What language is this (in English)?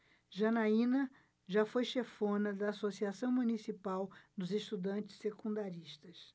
Portuguese